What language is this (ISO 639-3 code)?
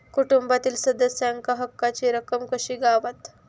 mar